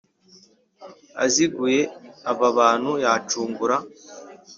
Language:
Kinyarwanda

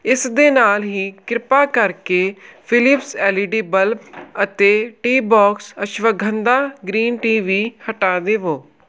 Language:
Punjabi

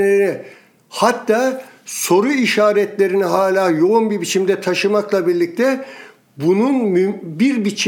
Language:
Turkish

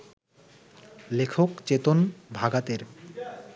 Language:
Bangla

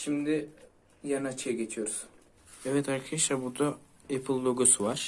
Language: Turkish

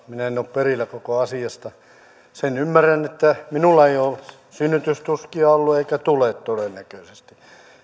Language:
Finnish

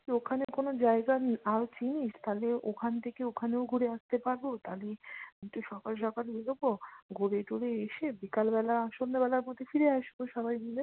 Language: Bangla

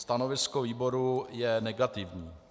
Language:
Czech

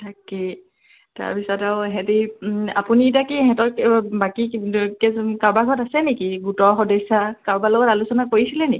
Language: Assamese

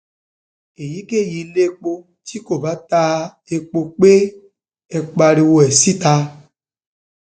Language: Yoruba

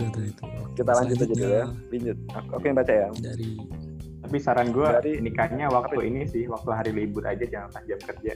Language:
Indonesian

